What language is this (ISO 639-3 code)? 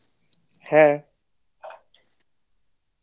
ben